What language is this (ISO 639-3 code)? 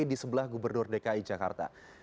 ind